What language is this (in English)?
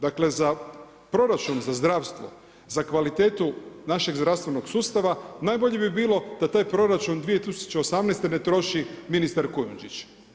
Croatian